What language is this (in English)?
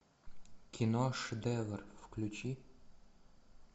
Russian